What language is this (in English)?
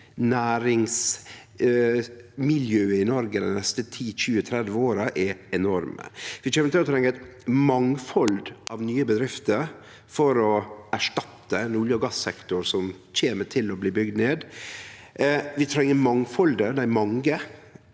Norwegian